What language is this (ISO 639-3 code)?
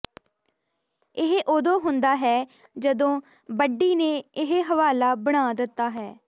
pan